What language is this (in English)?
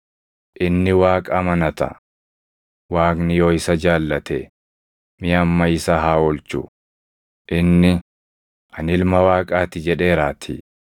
Oromo